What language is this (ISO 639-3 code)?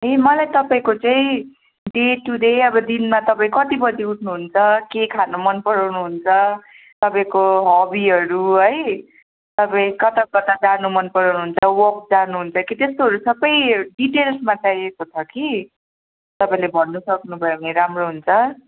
nep